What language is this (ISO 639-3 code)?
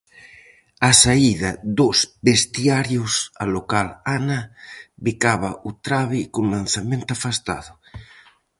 glg